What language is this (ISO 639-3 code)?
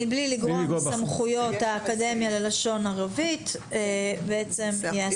heb